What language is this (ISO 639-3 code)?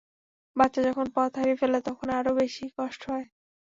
ben